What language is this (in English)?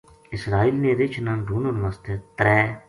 Gujari